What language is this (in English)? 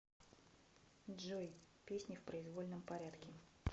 Russian